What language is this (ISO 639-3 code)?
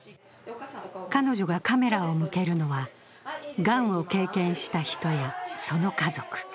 jpn